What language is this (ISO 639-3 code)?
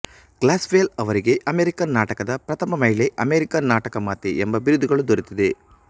kan